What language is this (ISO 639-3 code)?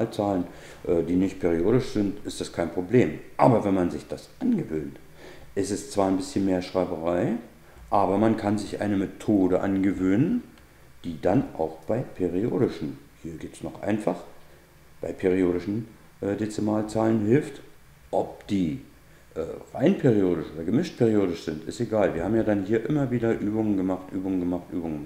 deu